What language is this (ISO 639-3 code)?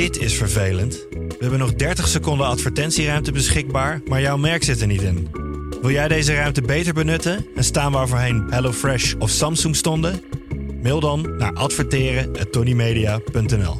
nld